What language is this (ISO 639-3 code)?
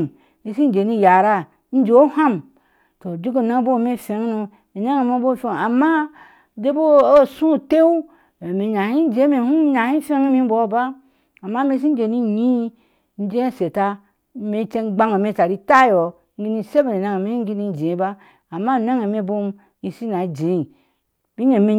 ahs